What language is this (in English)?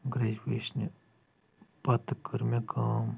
Kashmiri